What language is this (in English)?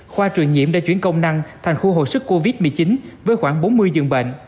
Vietnamese